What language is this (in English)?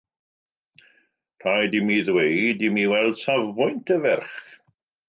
Welsh